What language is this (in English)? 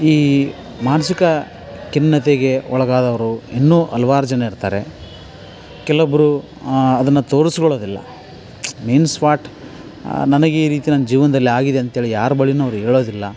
Kannada